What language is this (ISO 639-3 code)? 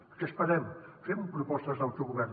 cat